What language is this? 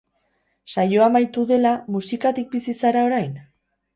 Basque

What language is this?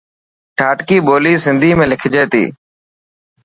Dhatki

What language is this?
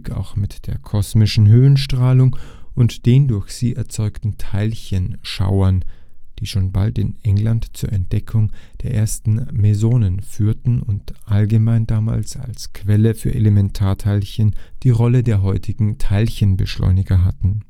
German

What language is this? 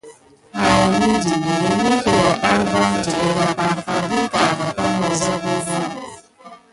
Gidar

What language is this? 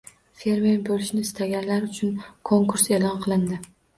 Uzbek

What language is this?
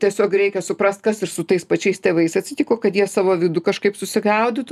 Lithuanian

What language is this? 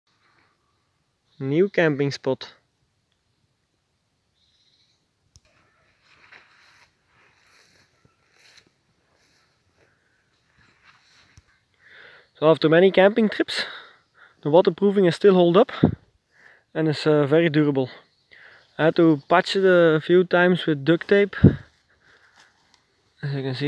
Dutch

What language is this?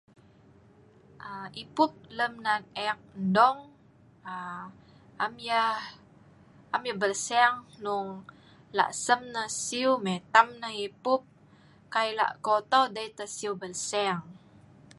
Sa'ban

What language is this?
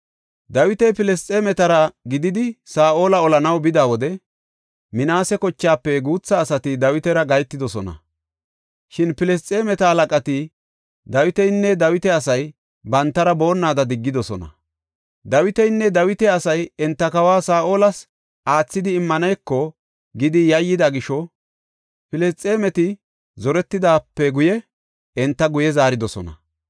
Gofa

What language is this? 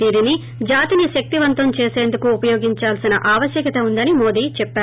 Telugu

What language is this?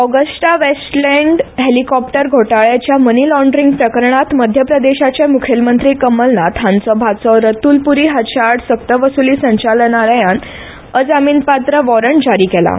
Konkani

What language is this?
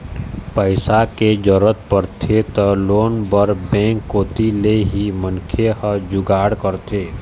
Chhattisgarhi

